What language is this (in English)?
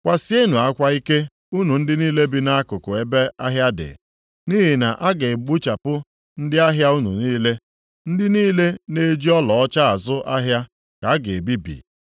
Igbo